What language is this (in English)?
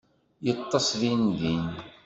Kabyle